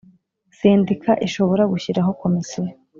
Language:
Kinyarwanda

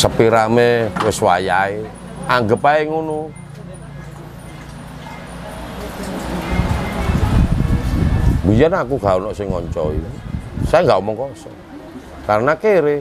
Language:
Indonesian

